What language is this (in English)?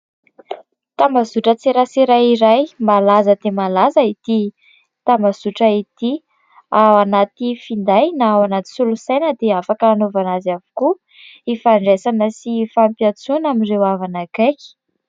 Malagasy